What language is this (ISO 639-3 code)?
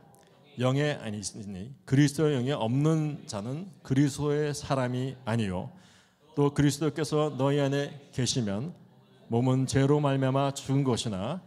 kor